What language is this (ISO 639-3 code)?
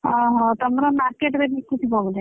ori